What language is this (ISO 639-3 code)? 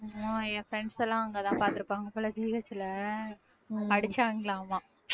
tam